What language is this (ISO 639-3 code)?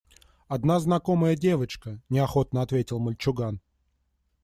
rus